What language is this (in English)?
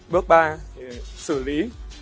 Vietnamese